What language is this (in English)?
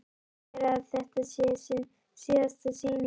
Icelandic